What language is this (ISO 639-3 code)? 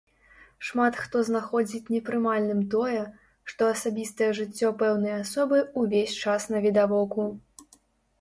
bel